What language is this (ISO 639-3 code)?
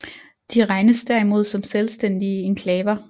dan